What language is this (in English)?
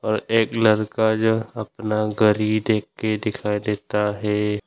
Hindi